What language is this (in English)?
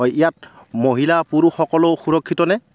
Assamese